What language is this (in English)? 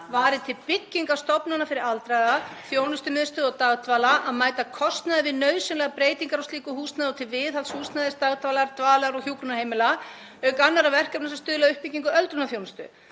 Icelandic